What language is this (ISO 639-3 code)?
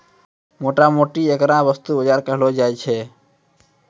mai